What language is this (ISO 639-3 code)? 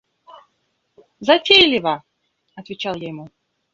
rus